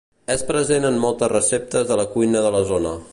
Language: Catalan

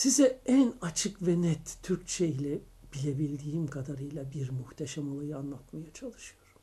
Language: Turkish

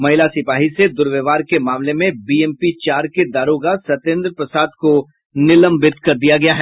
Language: Hindi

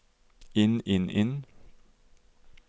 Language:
Norwegian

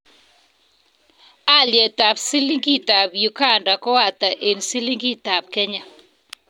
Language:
Kalenjin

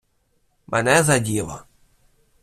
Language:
Ukrainian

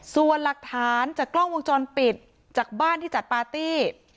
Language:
Thai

